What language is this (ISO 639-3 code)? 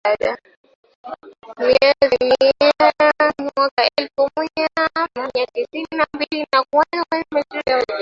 swa